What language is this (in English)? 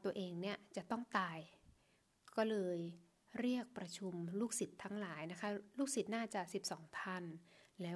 Thai